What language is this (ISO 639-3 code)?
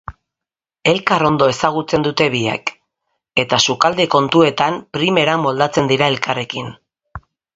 eus